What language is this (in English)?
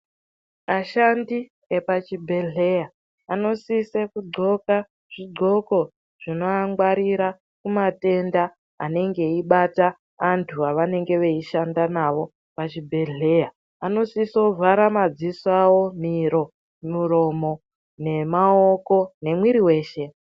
Ndau